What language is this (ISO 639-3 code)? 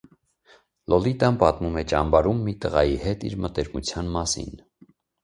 hye